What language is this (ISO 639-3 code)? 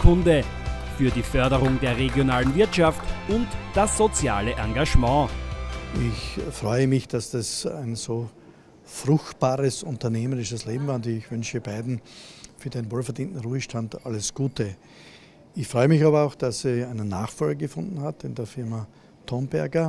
deu